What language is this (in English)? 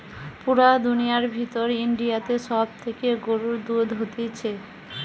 Bangla